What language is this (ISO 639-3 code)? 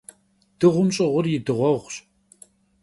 kbd